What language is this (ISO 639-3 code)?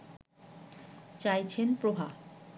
ben